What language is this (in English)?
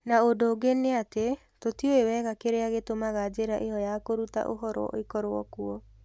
Kikuyu